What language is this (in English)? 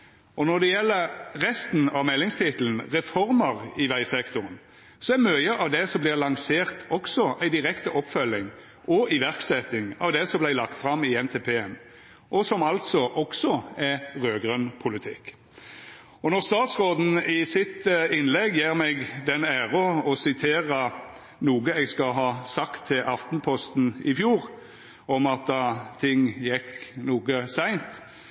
Norwegian Nynorsk